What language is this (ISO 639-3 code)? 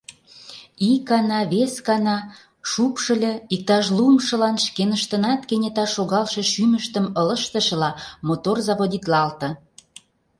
chm